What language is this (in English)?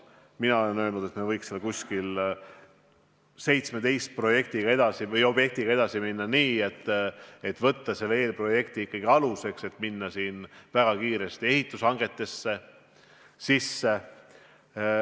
Estonian